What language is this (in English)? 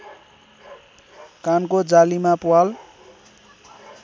Nepali